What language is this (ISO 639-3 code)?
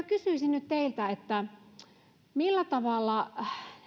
fin